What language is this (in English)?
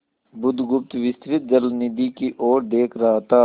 Hindi